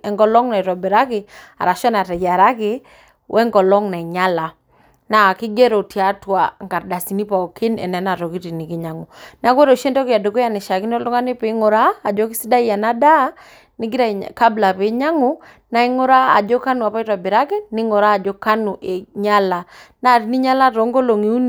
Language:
Masai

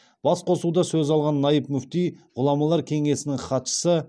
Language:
Kazakh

